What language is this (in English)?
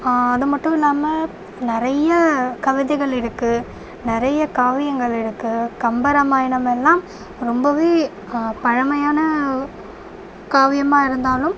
Tamil